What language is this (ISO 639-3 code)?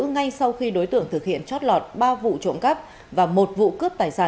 vie